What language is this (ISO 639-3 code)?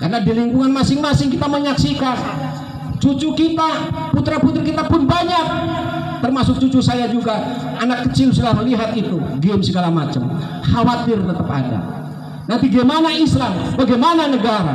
ind